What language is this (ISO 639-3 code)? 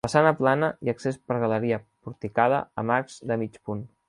cat